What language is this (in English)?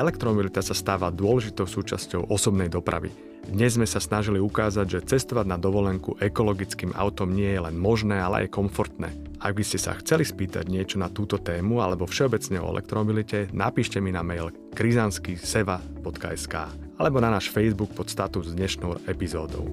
Slovak